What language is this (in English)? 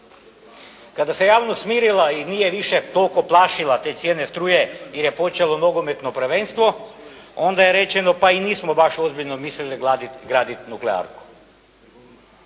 Croatian